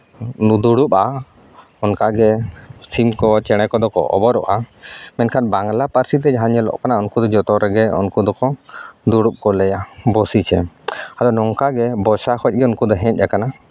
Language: Santali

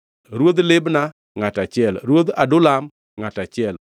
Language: Luo (Kenya and Tanzania)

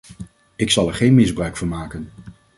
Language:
Dutch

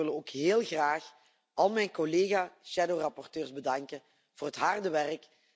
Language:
Dutch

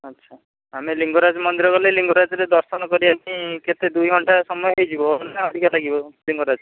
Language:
Odia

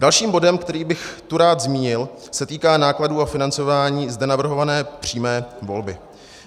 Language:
Czech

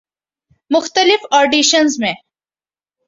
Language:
Urdu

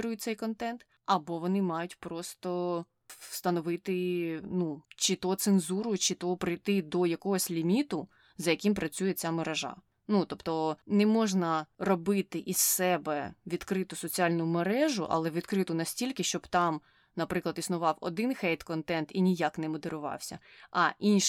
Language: Ukrainian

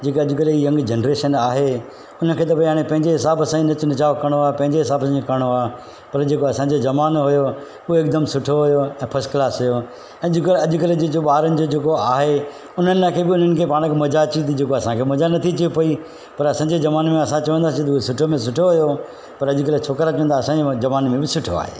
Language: Sindhi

